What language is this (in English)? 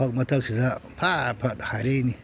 Manipuri